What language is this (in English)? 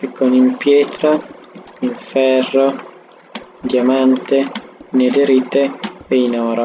Italian